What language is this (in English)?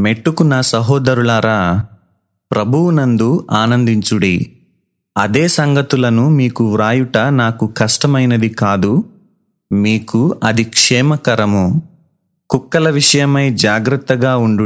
Telugu